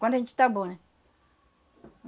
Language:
Portuguese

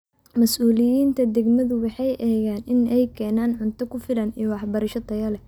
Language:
Somali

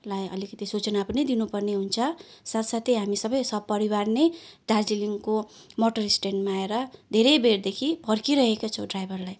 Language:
Nepali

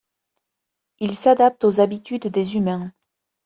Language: French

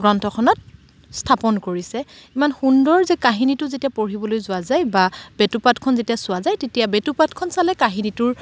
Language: Assamese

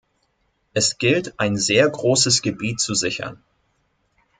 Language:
German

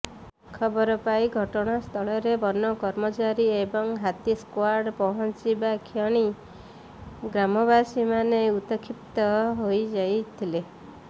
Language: Odia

